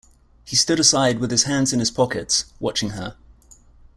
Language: English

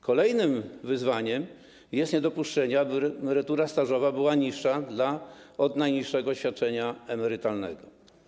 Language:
Polish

